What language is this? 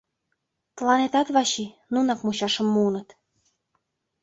Mari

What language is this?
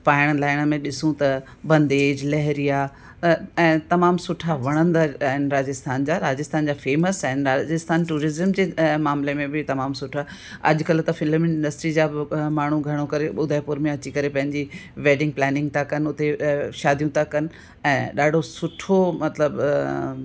Sindhi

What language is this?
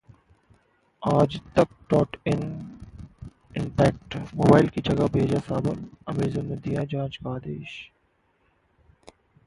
Hindi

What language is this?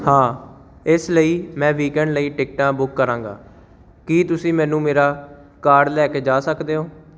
Punjabi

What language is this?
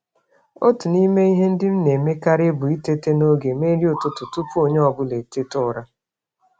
Igbo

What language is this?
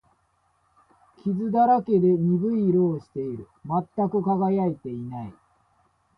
Japanese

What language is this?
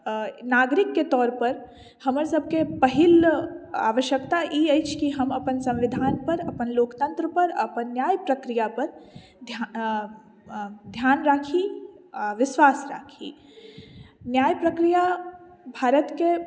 Maithili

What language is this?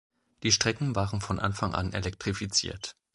German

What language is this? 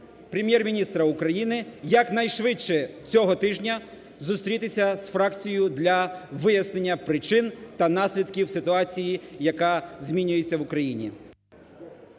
Ukrainian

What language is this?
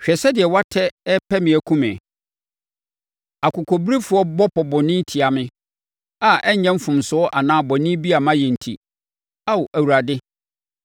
Akan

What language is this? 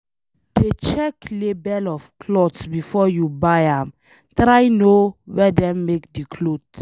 Nigerian Pidgin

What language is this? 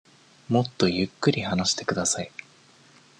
Japanese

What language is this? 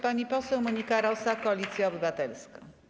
Polish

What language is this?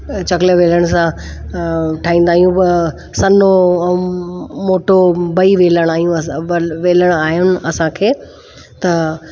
Sindhi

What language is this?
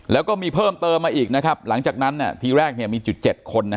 Thai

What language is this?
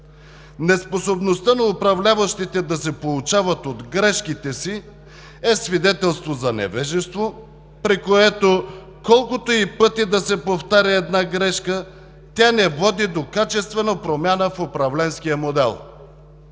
Bulgarian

